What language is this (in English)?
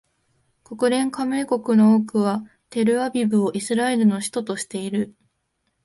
Japanese